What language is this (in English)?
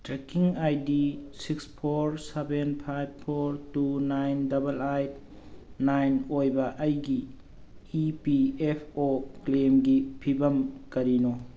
Manipuri